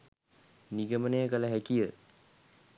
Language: Sinhala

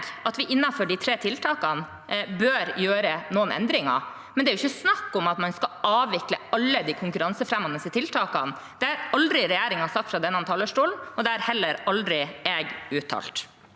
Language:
Norwegian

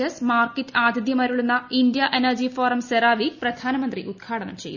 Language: Malayalam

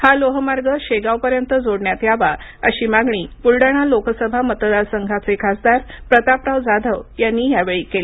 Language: Marathi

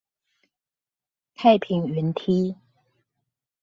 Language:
Chinese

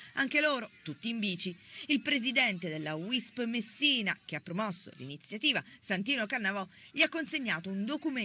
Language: Italian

